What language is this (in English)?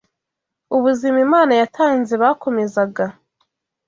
Kinyarwanda